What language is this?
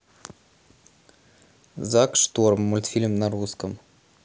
Russian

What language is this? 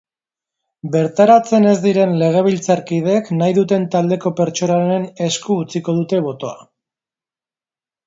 Basque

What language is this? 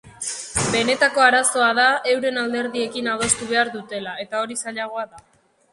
Basque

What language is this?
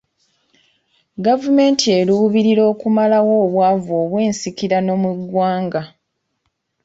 Ganda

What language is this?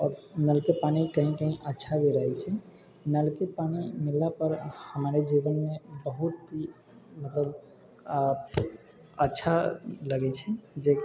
Maithili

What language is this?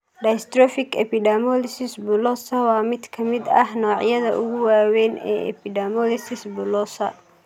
Somali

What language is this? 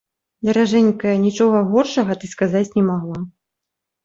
Belarusian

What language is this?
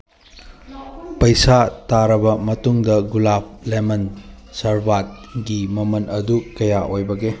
Manipuri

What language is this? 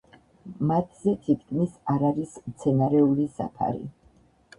Georgian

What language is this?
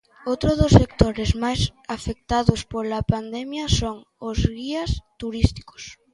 Galician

